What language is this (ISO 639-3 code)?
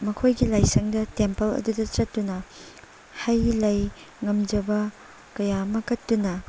mni